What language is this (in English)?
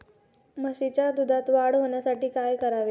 Marathi